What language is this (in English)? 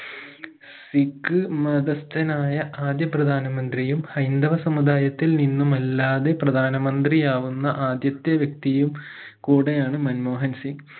Malayalam